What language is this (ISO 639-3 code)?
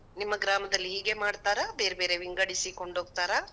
kan